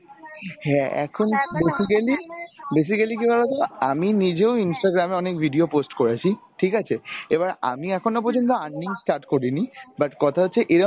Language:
Bangla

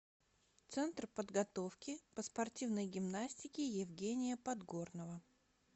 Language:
Russian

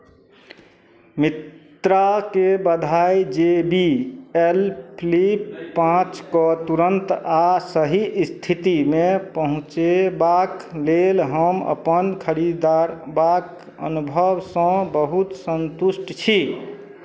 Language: Maithili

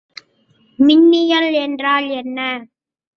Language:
Tamil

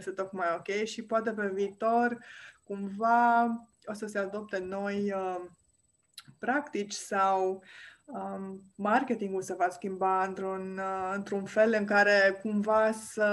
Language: Romanian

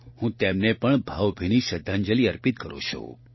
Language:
Gujarati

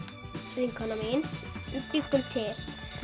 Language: Icelandic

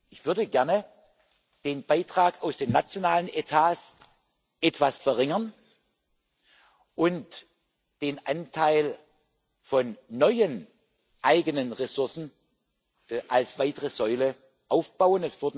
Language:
German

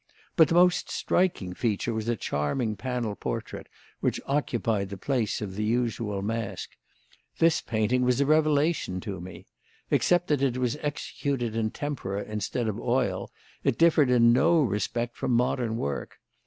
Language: English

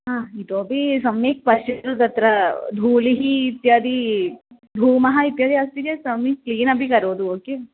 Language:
Sanskrit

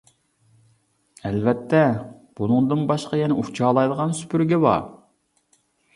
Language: Uyghur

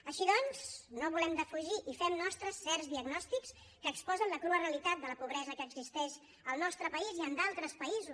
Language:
Catalan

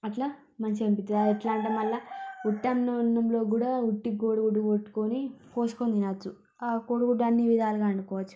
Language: Telugu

